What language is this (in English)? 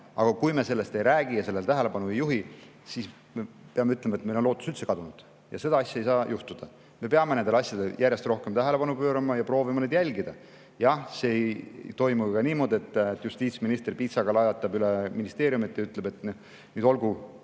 Estonian